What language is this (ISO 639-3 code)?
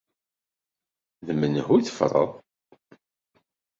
kab